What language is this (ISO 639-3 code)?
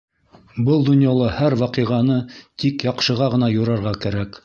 bak